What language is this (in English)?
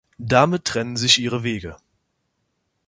German